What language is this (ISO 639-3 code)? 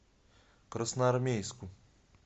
rus